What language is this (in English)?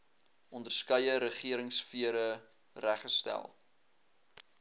Afrikaans